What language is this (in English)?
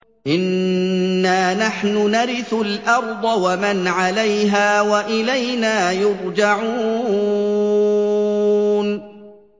Arabic